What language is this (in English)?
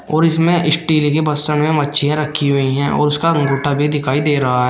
Hindi